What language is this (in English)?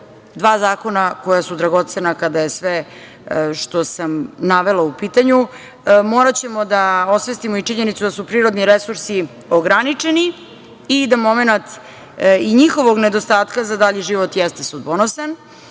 Serbian